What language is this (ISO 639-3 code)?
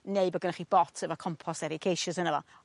cym